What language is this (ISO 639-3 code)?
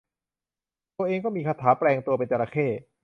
tha